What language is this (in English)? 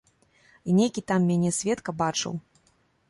Belarusian